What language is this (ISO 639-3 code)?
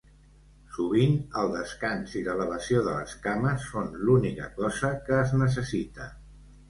cat